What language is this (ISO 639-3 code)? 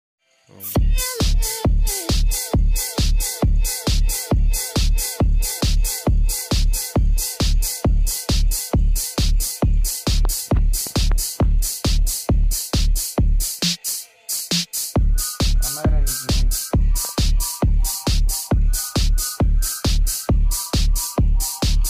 pol